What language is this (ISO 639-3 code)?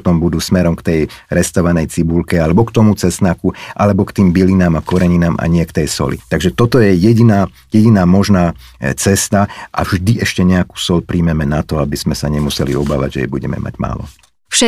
slk